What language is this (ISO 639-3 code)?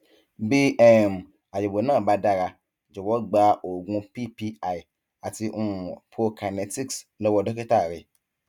yor